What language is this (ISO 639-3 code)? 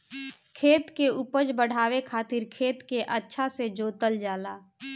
bho